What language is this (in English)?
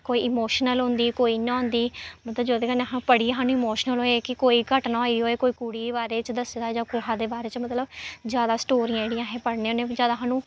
Dogri